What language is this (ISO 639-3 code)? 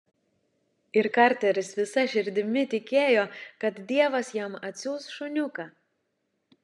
lit